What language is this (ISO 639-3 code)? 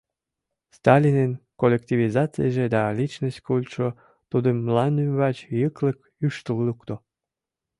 chm